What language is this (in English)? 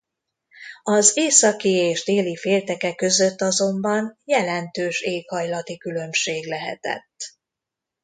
Hungarian